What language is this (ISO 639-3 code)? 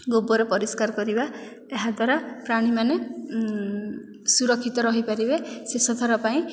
ori